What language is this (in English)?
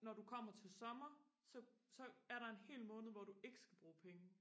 Danish